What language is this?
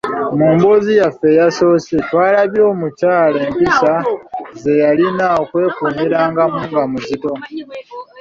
Ganda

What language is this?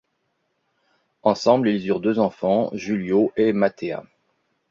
French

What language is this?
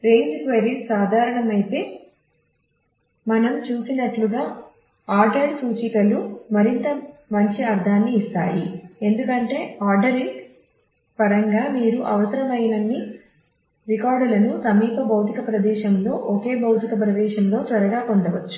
Telugu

